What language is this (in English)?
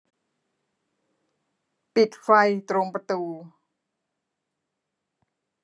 Thai